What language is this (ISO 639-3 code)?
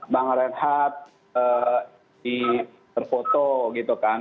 ind